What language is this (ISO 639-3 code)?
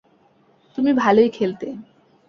ben